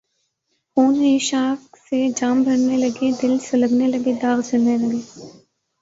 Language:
Urdu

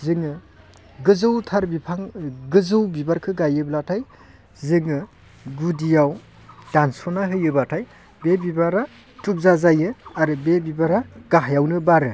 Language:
Bodo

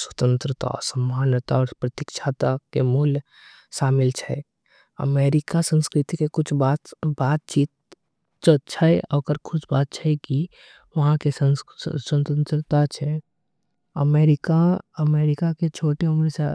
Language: Angika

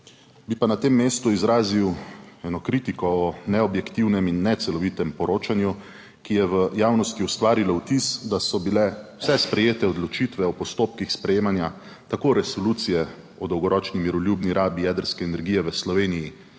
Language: Slovenian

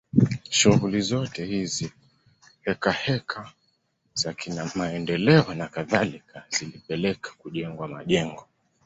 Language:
Swahili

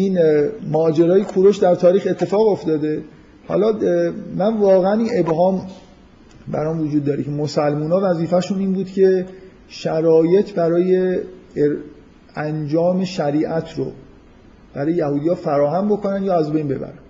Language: Persian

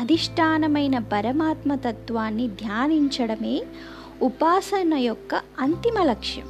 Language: Telugu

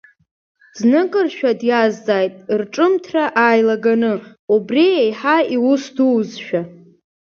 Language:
Abkhazian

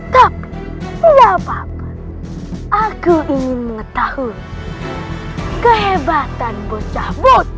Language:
Indonesian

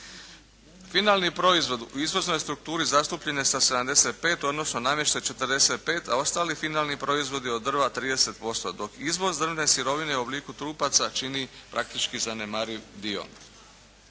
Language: Croatian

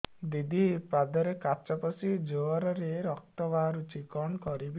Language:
Odia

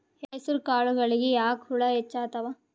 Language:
Kannada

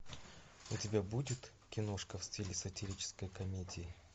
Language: Russian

